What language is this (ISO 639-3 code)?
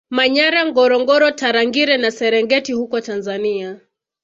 swa